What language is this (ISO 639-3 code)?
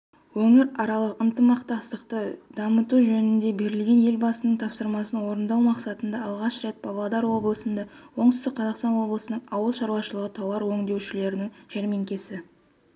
kaz